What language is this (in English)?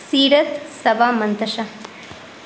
Urdu